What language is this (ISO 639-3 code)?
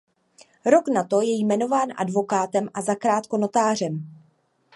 ces